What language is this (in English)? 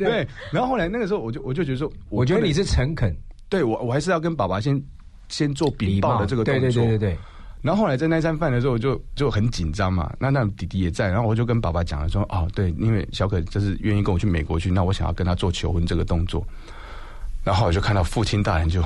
Chinese